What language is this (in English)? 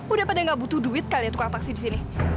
Indonesian